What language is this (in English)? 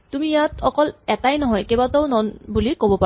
Assamese